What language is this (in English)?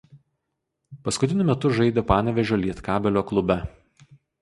Lithuanian